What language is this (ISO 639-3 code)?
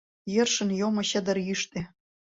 chm